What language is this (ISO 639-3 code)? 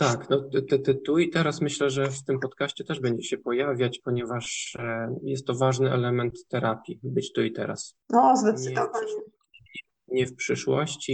pol